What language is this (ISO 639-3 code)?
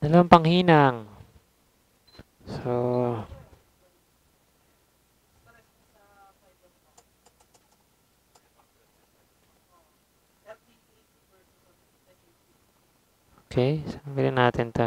fil